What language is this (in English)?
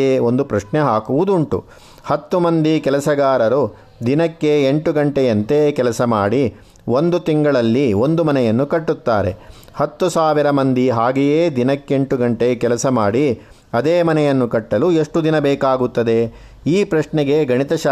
Kannada